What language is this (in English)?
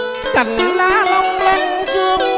Vietnamese